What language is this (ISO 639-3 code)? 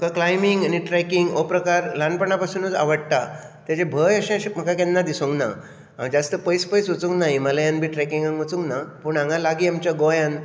kok